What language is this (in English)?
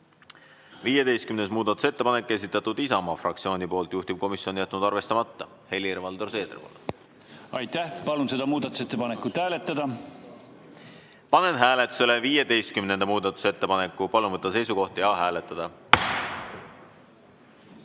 Estonian